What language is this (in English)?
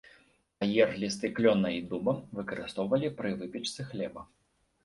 Belarusian